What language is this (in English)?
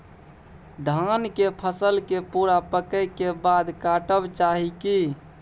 Maithili